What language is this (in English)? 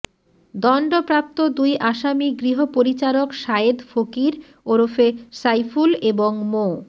Bangla